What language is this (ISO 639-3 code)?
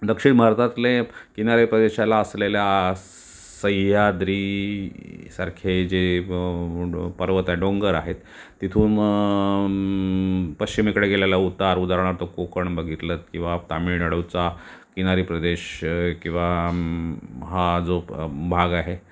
mar